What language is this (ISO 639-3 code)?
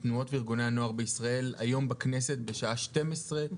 heb